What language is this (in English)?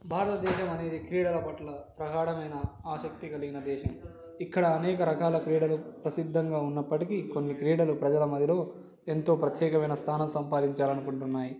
Telugu